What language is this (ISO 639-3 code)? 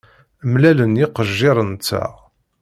kab